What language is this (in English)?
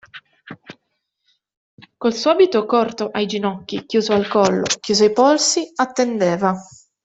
Italian